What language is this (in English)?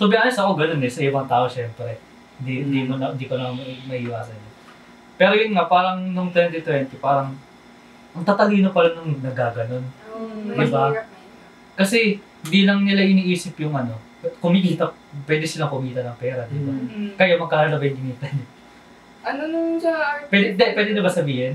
Filipino